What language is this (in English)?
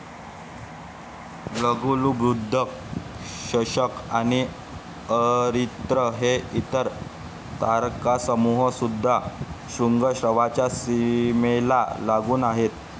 Marathi